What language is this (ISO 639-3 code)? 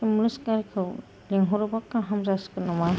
brx